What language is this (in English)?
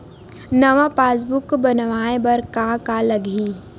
Chhattisgarhi